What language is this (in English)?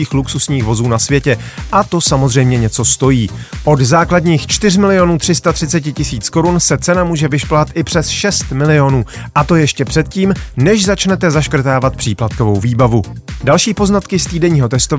Czech